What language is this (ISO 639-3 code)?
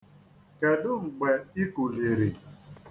ibo